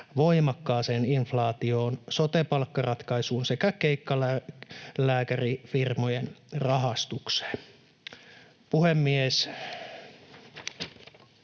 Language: Finnish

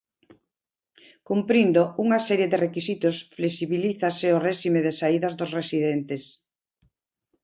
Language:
Galician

